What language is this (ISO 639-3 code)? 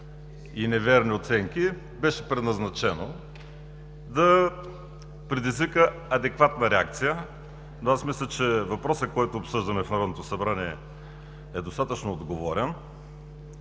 bul